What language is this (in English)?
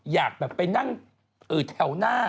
Thai